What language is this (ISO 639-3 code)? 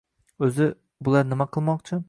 uzb